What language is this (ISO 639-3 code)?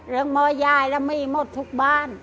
tha